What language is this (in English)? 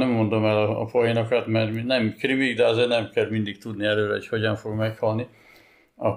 Hungarian